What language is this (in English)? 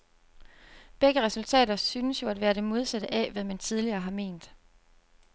Danish